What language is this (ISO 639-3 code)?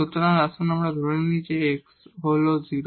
ben